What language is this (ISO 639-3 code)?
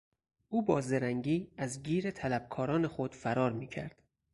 fas